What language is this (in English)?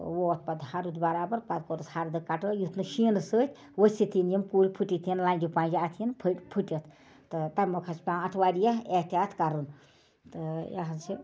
Kashmiri